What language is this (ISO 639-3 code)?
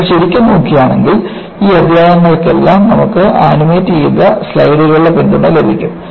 mal